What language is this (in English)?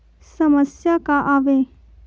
Chhattisgarhi